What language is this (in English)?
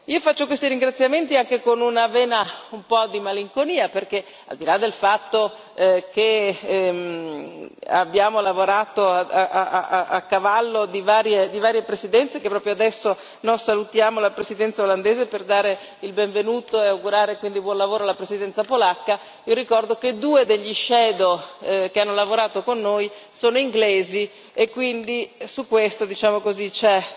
Italian